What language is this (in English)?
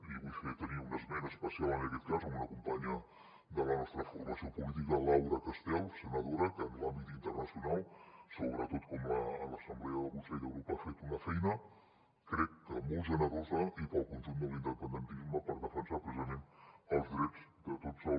Catalan